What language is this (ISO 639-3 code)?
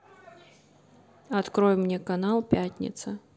rus